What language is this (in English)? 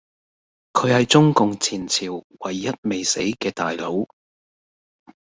Cantonese